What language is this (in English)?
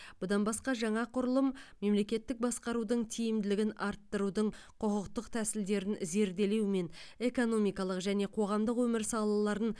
Kazakh